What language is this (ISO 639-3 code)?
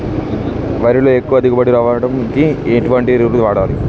tel